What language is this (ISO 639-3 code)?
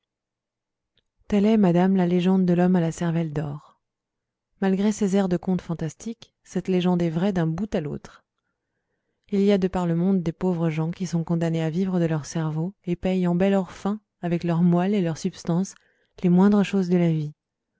fra